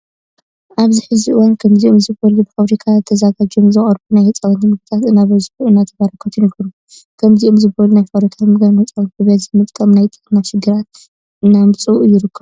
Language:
Tigrinya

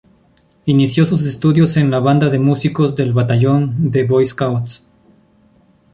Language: Spanish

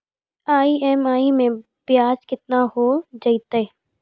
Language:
Maithili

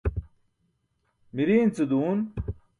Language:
Burushaski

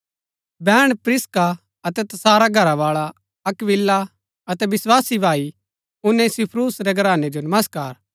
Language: Gaddi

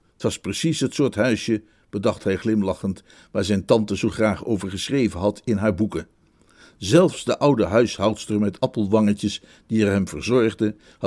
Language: Dutch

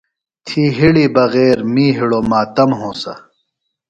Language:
Phalura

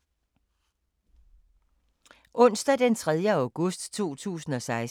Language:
Danish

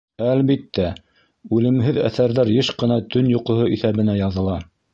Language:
Bashkir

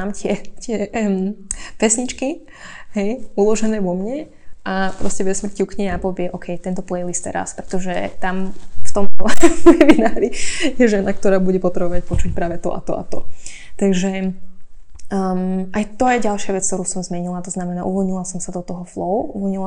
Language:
Slovak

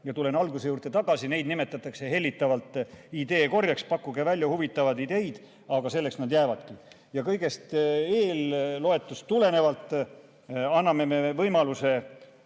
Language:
Estonian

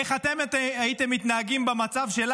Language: Hebrew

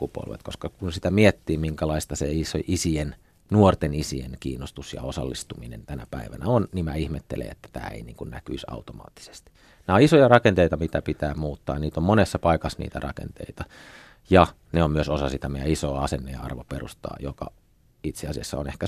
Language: Finnish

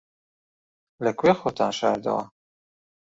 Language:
Central Kurdish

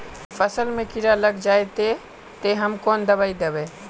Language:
Magahi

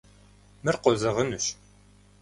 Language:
Kabardian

